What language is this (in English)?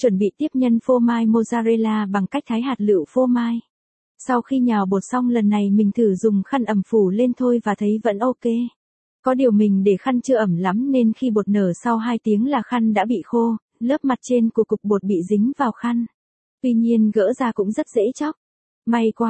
Vietnamese